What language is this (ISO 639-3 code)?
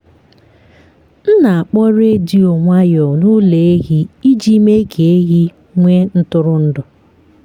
ibo